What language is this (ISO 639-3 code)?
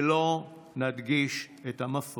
heb